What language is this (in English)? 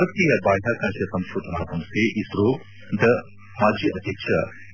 Kannada